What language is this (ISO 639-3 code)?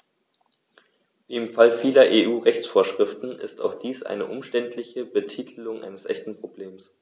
deu